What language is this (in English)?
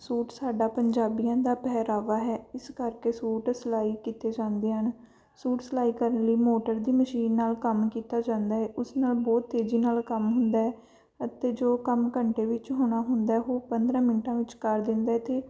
Punjabi